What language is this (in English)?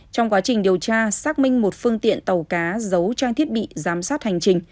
Vietnamese